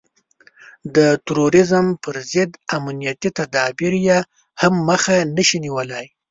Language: Pashto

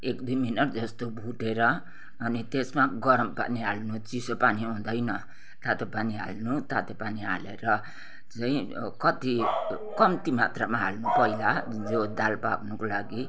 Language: Nepali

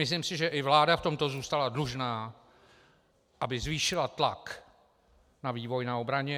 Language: Czech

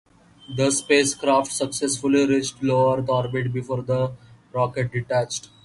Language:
English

